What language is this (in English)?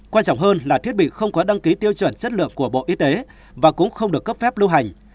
Vietnamese